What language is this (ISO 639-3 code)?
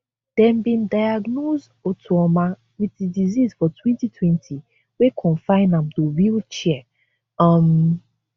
pcm